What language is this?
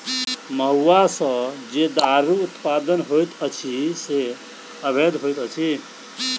Maithili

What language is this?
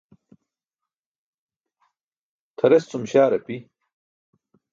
Burushaski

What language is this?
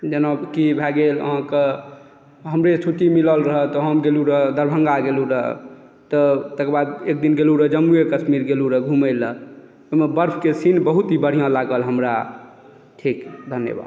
Maithili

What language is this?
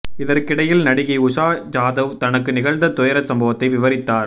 Tamil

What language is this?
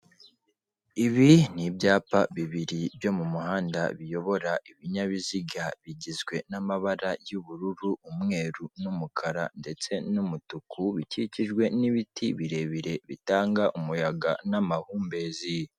Kinyarwanda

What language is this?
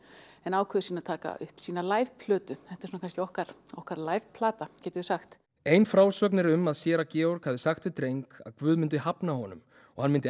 Icelandic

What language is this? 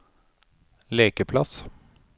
Norwegian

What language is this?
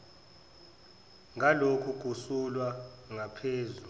Zulu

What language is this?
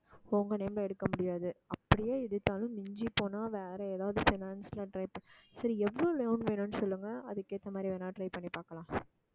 Tamil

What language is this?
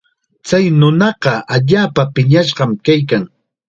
Chiquián Ancash Quechua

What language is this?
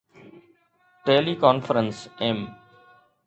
Sindhi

